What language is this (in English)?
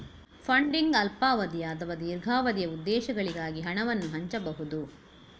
Kannada